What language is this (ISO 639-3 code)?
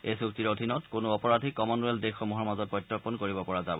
asm